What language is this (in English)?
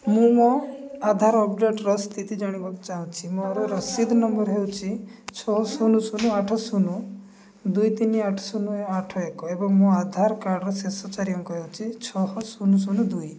Odia